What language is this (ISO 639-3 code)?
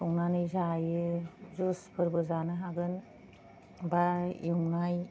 brx